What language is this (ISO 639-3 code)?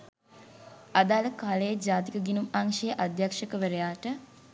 sin